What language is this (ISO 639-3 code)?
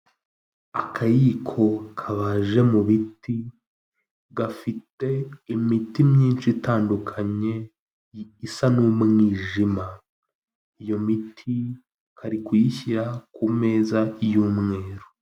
kin